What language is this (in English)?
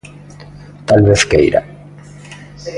Galician